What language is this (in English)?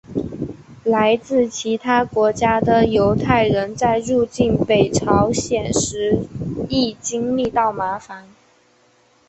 Chinese